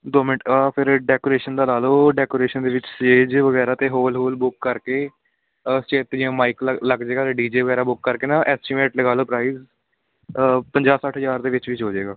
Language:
Punjabi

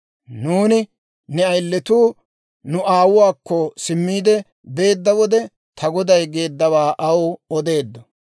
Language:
Dawro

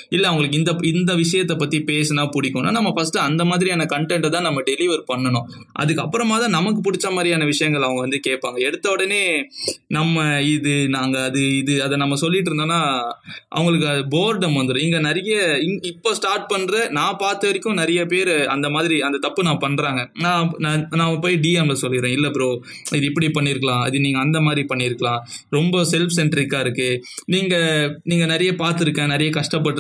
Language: Tamil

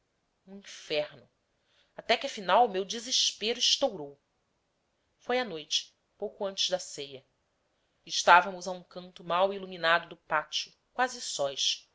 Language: Portuguese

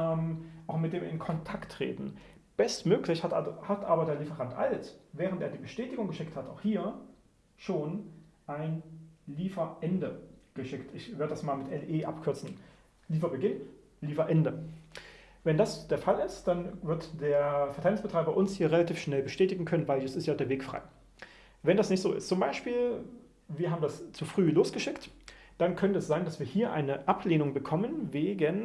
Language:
German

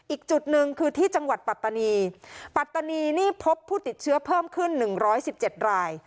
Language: Thai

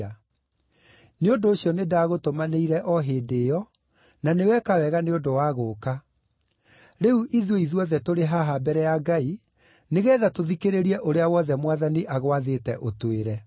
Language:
Kikuyu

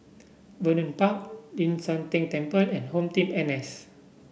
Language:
English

